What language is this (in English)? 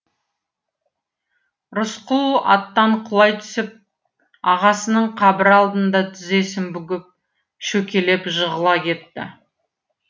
Kazakh